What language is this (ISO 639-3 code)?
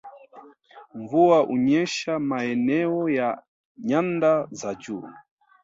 swa